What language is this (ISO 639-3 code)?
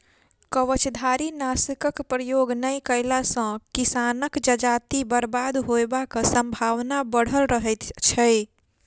mai